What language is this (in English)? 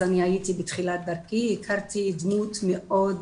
Hebrew